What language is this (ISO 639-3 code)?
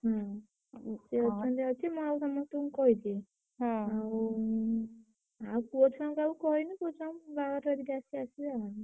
ori